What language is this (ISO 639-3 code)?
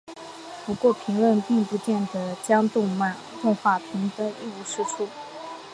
zho